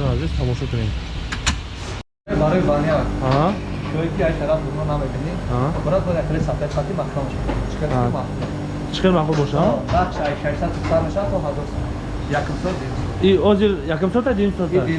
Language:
Turkish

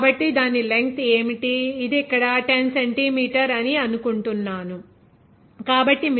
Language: Telugu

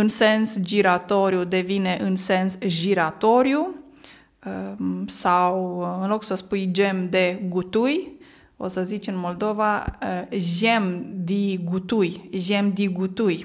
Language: Romanian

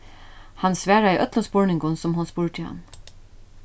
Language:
Faroese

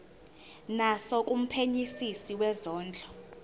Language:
Zulu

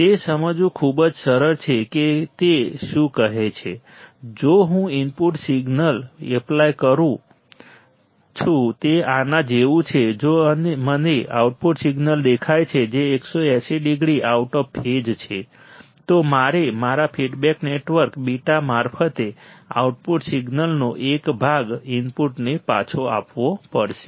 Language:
Gujarati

